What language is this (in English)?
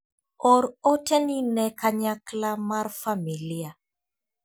Luo (Kenya and Tanzania)